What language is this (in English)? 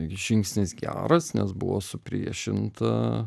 Lithuanian